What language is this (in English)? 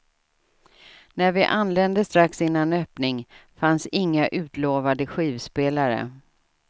Swedish